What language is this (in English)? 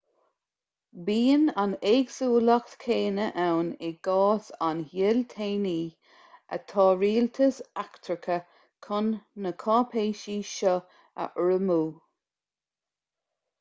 Irish